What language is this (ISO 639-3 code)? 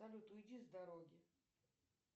rus